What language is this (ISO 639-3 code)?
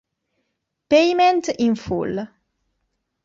ita